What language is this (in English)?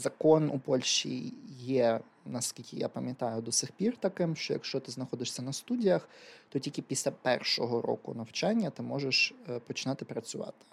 Ukrainian